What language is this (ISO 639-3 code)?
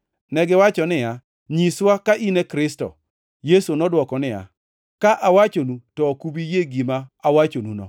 luo